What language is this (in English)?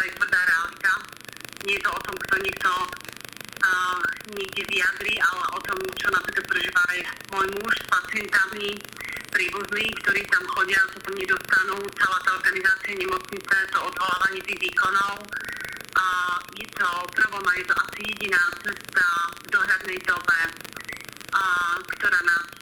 Slovak